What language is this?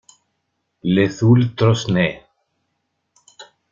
Spanish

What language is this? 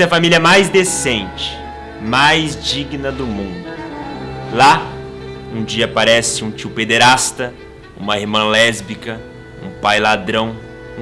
Portuguese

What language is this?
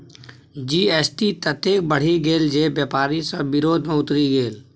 Maithili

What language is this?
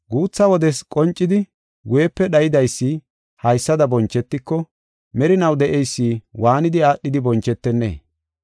Gofa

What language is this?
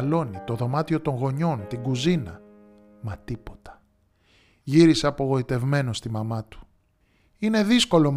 Greek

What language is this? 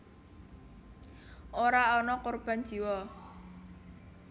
Javanese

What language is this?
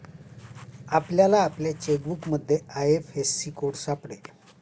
Marathi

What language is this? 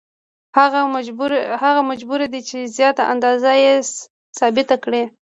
Pashto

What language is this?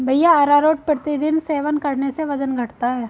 Hindi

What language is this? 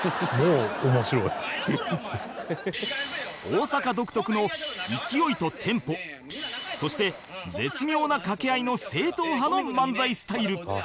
Japanese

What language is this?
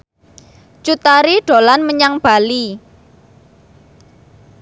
Javanese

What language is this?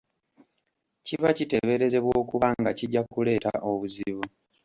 Ganda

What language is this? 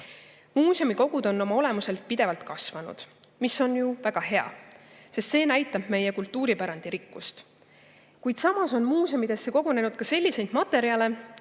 Estonian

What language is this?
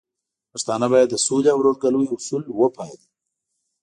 Pashto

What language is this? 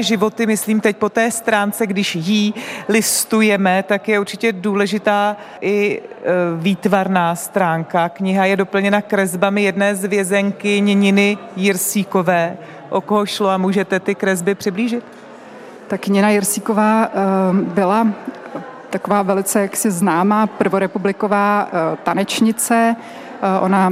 Czech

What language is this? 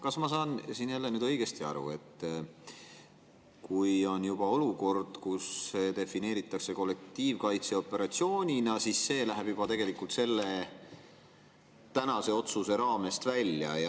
Estonian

